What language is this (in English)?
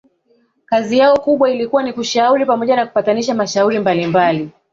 Swahili